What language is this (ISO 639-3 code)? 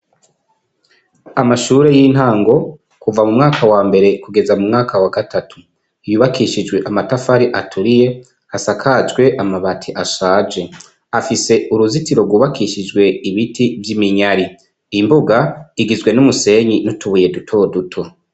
run